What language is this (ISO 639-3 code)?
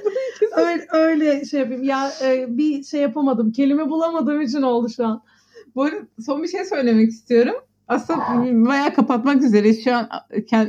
tur